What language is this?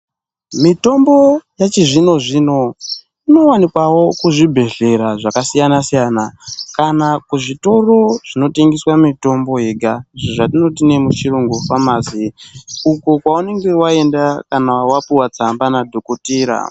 Ndau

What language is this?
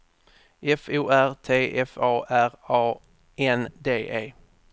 Swedish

